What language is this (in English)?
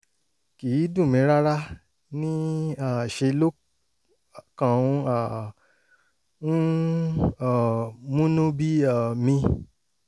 Yoruba